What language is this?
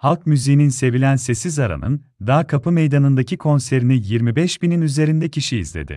Turkish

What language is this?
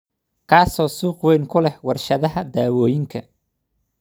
Somali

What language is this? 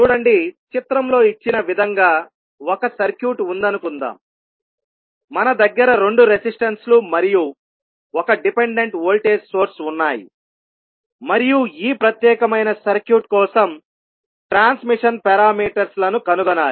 Telugu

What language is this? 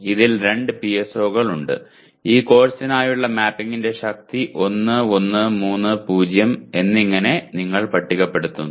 Malayalam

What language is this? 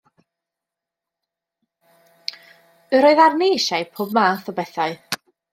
Welsh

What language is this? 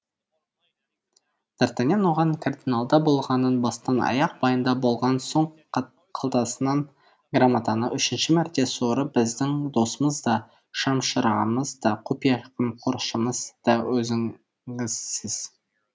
Kazakh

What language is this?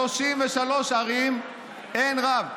Hebrew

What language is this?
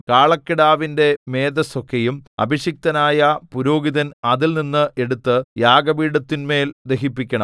Malayalam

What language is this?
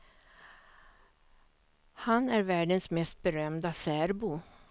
Swedish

